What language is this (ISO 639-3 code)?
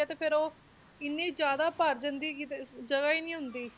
pan